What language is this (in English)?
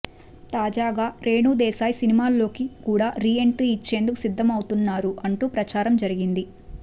Telugu